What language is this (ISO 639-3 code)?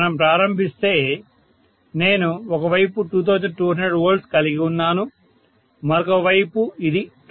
tel